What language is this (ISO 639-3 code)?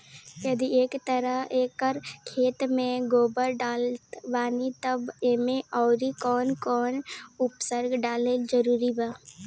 bho